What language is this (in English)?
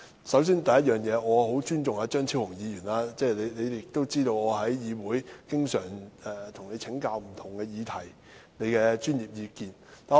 Cantonese